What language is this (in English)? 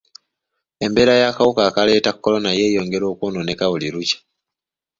Ganda